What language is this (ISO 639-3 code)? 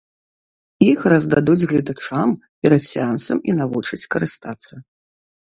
bel